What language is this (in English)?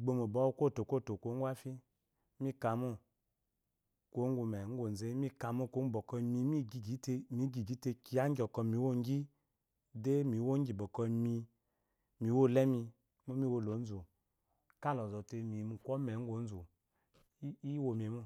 Eloyi